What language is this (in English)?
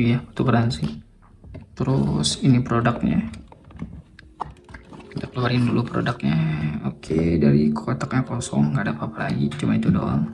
Indonesian